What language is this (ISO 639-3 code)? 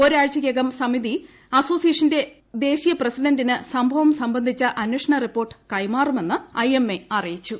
mal